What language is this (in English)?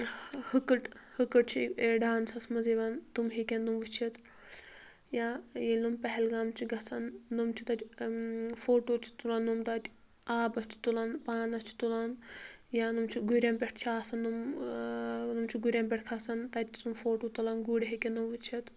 Kashmiri